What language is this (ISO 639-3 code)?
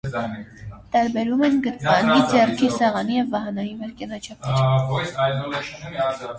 hye